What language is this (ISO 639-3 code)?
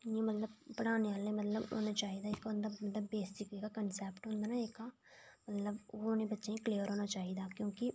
doi